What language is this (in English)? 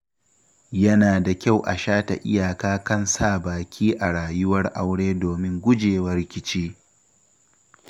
Hausa